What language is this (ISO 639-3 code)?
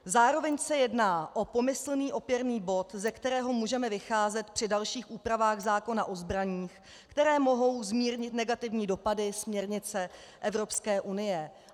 ces